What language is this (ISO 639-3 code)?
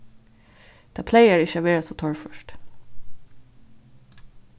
fao